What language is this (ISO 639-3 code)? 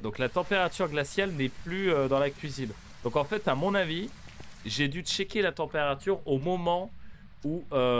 fra